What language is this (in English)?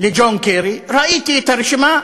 Hebrew